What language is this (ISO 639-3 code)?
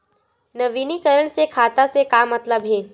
hne